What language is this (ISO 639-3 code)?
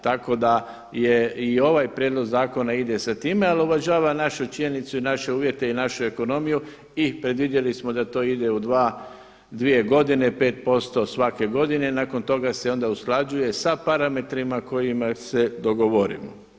hrv